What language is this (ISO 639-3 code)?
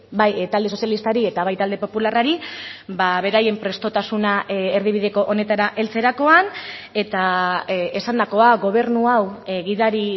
eus